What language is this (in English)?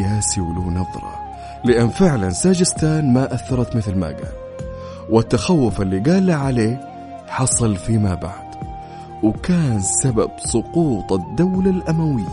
Arabic